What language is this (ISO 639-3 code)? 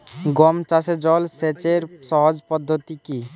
ben